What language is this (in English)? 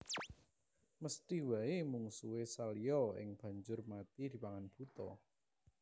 Javanese